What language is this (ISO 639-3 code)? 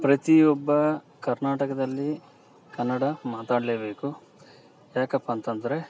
kan